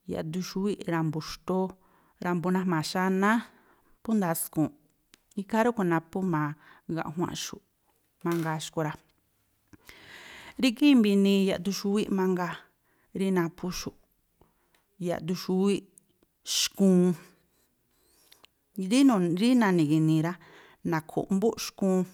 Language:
Tlacoapa Me'phaa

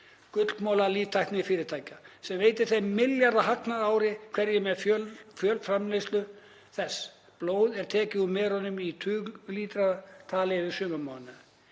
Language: Icelandic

